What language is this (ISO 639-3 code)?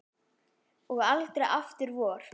isl